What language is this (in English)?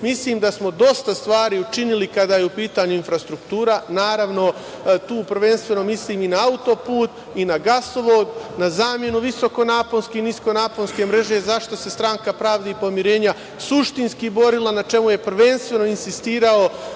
Serbian